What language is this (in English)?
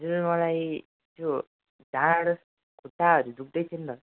Nepali